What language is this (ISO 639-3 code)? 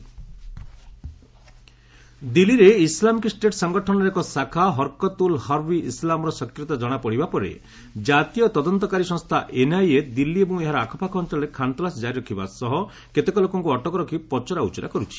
ori